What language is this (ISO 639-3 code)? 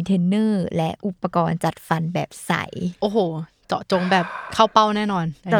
tha